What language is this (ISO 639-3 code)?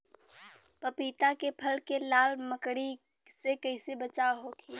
bho